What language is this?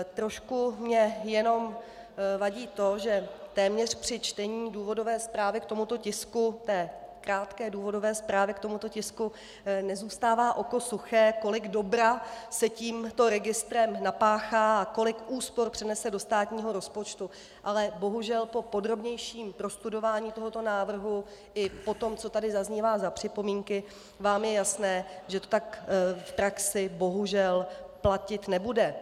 Czech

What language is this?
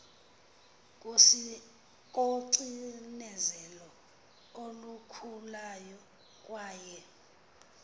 Xhosa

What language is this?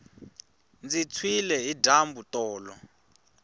Tsonga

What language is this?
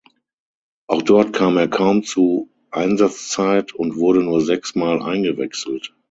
German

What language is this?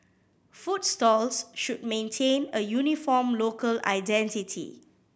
English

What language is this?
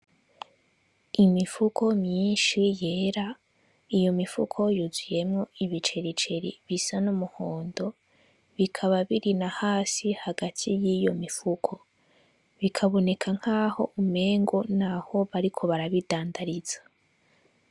Rundi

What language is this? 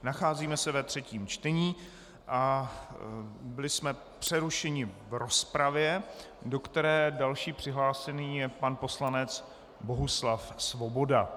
Czech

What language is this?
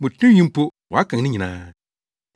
Akan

